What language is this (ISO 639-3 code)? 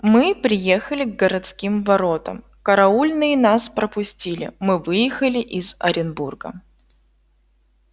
rus